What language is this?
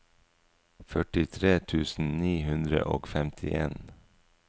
Norwegian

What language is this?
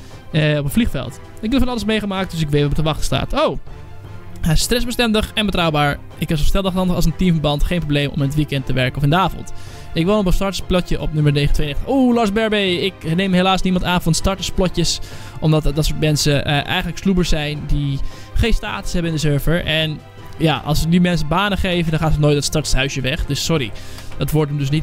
Dutch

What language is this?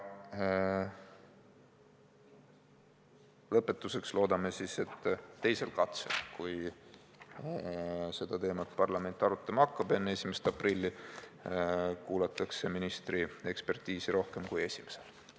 Estonian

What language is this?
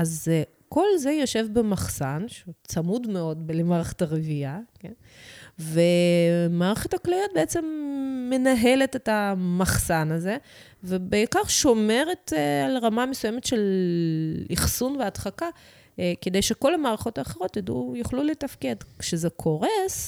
Hebrew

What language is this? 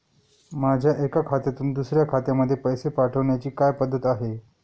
Marathi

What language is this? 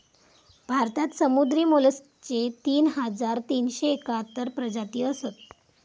Marathi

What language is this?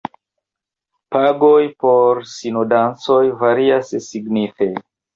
Esperanto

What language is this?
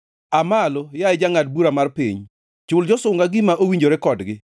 Luo (Kenya and Tanzania)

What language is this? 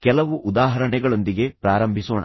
Kannada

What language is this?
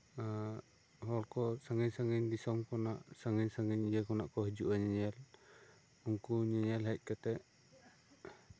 Santali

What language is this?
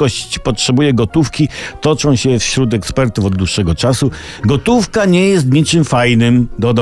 Polish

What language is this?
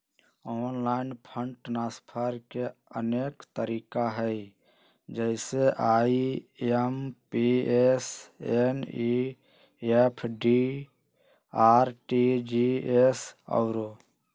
Magahi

